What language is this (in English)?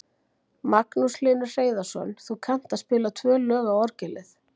Icelandic